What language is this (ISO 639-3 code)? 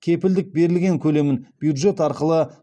kaz